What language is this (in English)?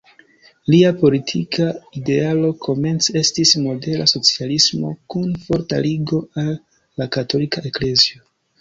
Esperanto